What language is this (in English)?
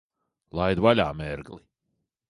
Latvian